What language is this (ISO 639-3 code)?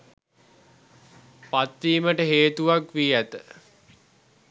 sin